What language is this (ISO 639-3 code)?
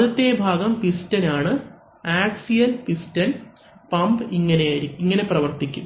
mal